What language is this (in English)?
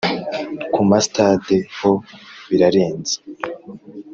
Kinyarwanda